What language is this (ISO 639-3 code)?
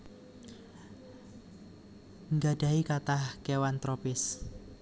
jav